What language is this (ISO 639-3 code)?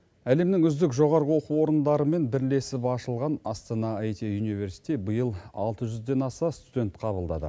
kaz